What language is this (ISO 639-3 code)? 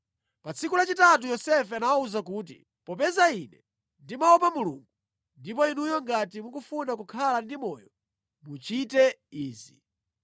nya